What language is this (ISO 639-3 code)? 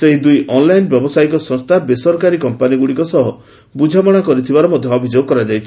ori